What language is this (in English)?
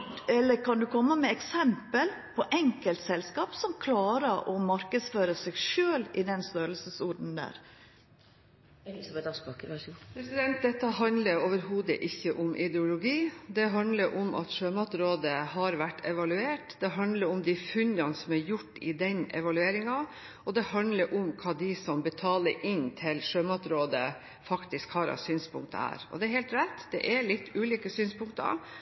Norwegian